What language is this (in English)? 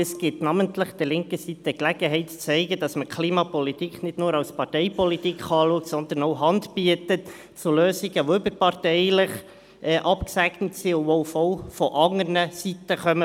Swiss German